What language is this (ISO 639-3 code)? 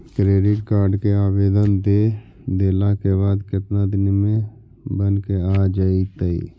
mag